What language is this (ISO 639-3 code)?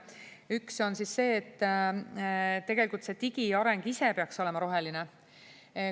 est